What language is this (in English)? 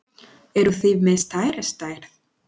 Icelandic